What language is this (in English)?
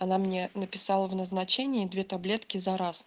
Russian